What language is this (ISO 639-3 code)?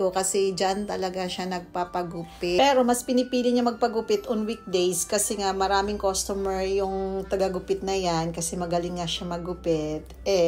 fil